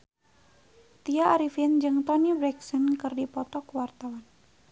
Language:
Sundanese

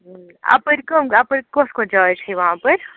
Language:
Kashmiri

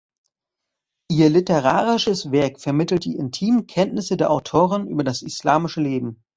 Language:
German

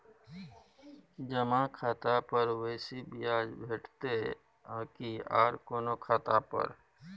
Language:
Maithili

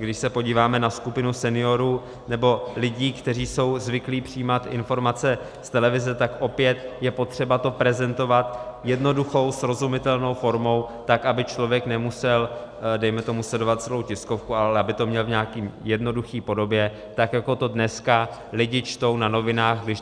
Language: Czech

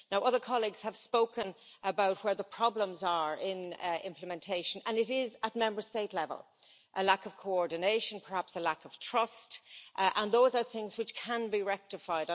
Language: English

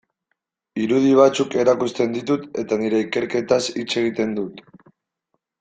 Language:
Basque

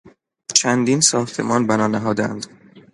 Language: Persian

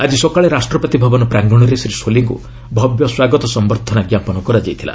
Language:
Odia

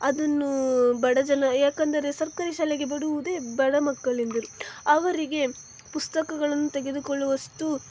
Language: Kannada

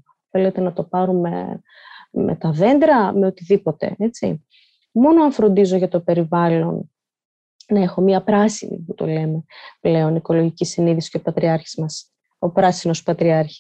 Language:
Greek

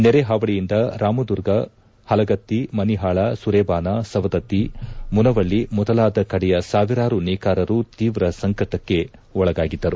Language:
Kannada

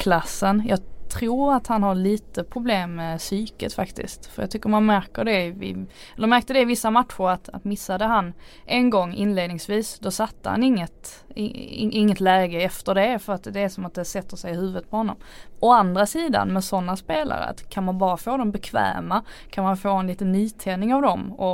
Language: Swedish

